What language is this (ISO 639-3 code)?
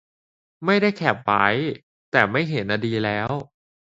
tha